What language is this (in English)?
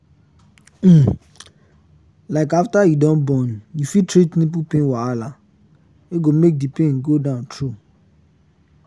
Nigerian Pidgin